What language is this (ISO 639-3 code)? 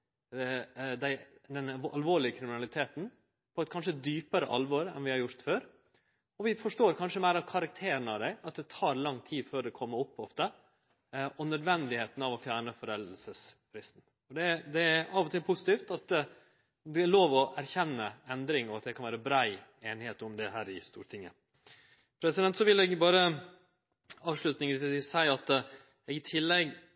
nno